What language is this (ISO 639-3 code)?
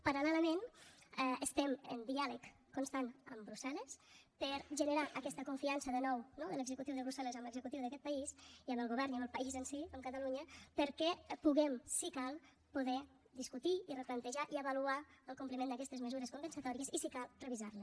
cat